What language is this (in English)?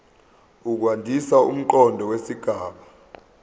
Zulu